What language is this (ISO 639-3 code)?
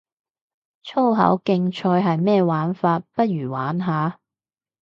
yue